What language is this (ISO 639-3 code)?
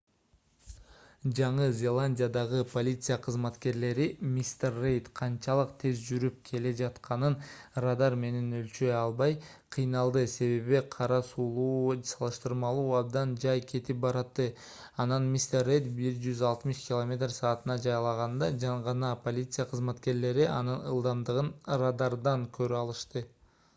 kir